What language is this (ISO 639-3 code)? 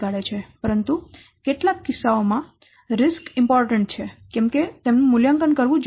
guj